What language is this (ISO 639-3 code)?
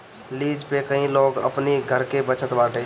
bho